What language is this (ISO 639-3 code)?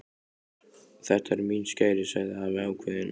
isl